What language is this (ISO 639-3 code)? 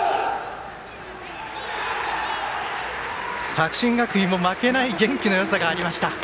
jpn